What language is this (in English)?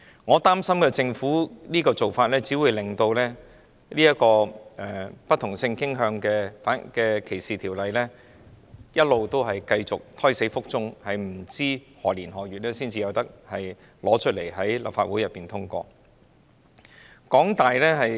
Cantonese